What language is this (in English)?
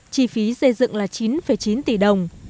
Vietnamese